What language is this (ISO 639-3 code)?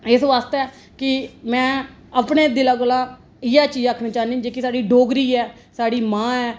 doi